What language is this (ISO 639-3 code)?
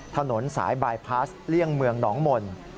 tha